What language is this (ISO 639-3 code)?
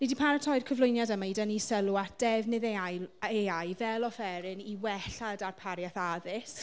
cym